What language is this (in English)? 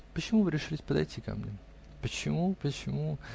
Russian